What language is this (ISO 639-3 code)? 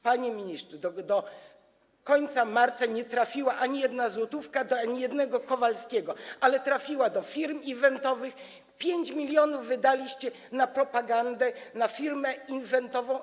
pol